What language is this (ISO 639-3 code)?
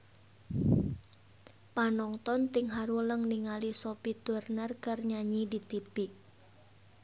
sun